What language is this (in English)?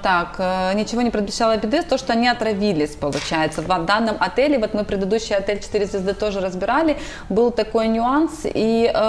Russian